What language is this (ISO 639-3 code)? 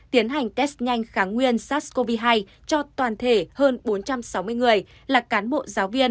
vie